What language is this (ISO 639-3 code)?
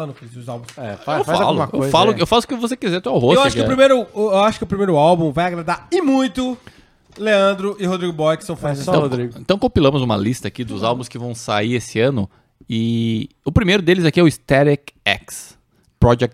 por